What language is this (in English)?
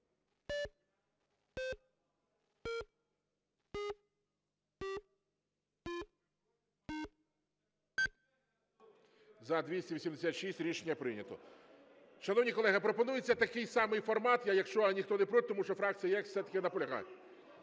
Ukrainian